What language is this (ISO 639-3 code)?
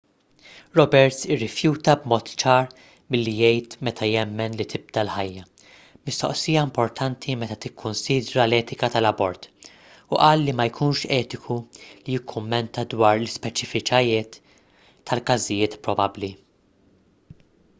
mlt